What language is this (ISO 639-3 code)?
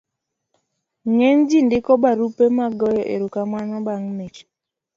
luo